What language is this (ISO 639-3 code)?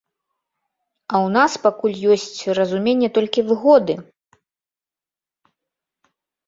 bel